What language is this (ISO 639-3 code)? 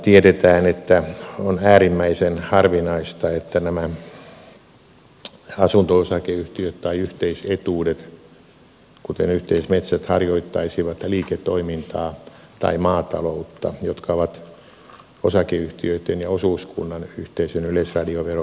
fin